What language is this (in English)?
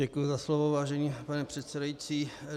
Czech